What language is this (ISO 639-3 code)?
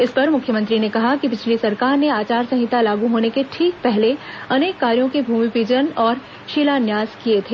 hin